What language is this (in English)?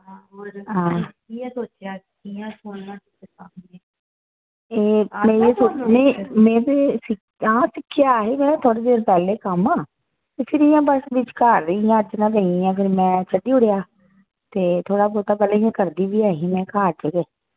Dogri